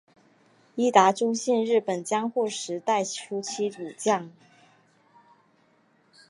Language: Chinese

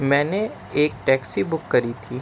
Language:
Urdu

